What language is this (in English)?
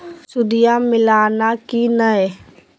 Magahi